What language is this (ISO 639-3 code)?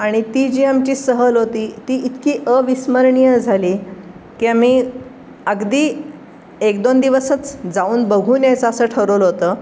mar